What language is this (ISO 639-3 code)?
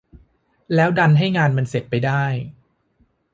tha